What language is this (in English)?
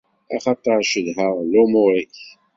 Kabyle